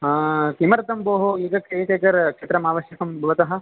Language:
Sanskrit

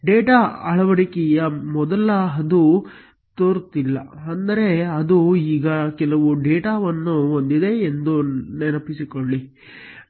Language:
Kannada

